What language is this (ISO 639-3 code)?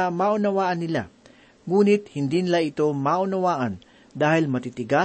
fil